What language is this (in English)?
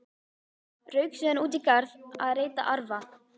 Icelandic